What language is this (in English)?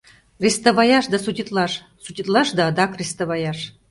Mari